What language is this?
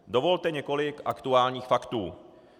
Czech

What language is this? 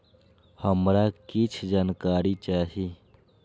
Maithili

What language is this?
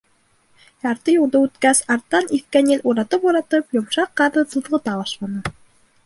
Bashkir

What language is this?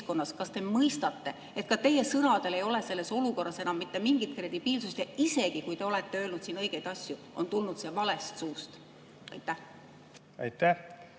Estonian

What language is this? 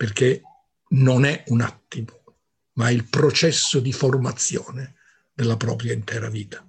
Italian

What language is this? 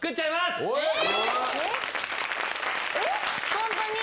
Japanese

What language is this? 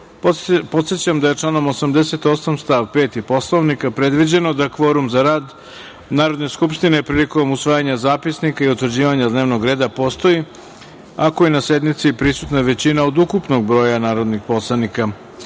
Serbian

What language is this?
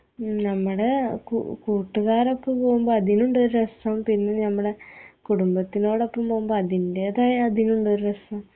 Malayalam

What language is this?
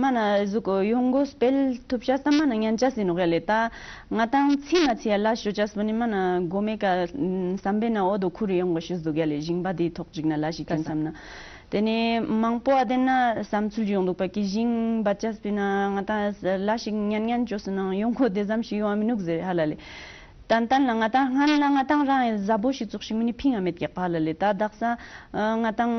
Romanian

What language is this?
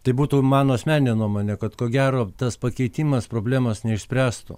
Lithuanian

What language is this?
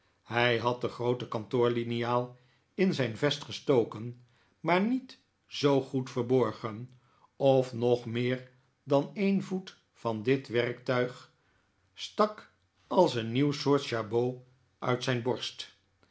Dutch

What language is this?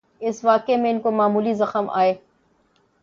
Urdu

